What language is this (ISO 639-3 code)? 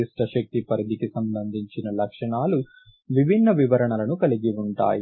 tel